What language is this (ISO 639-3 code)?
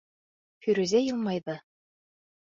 bak